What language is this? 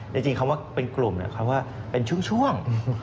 Thai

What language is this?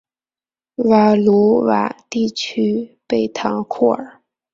Chinese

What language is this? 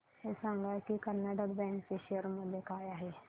Marathi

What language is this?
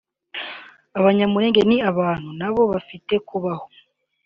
Kinyarwanda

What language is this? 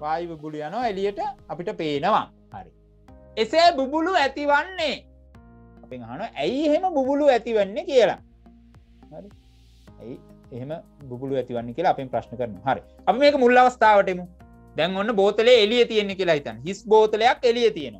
Indonesian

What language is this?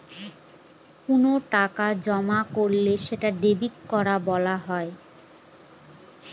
Bangla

